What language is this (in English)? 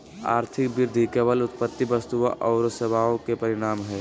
Magahi